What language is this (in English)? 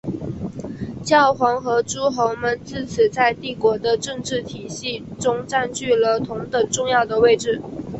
Chinese